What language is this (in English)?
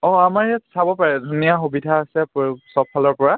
Assamese